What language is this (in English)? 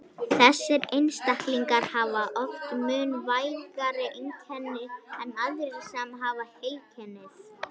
Icelandic